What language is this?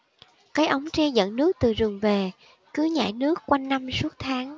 Vietnamese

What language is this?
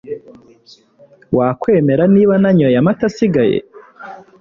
Kinyarwanda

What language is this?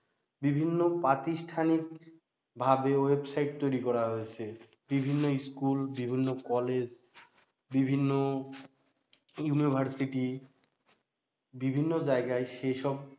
Bangla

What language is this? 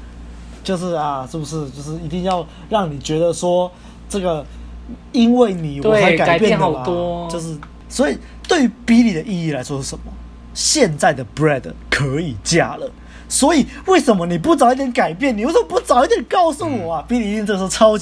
Chinese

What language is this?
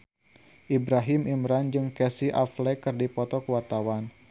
Sundanese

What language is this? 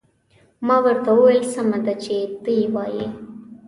Pashto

